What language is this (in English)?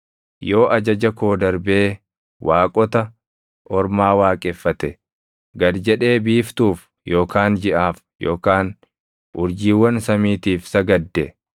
Oromo